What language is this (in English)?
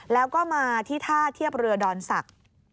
Thai